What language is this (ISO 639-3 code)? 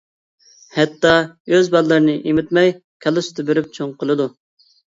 uig